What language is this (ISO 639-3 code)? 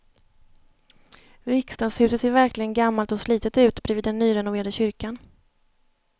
swe